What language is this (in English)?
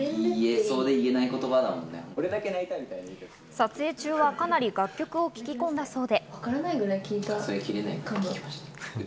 Japanese